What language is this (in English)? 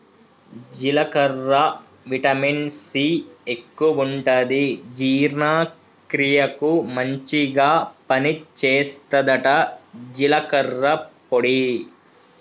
Telugu